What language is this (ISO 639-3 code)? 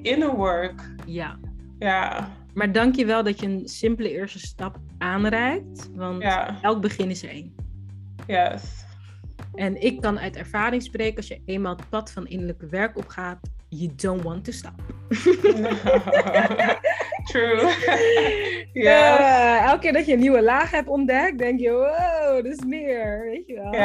nld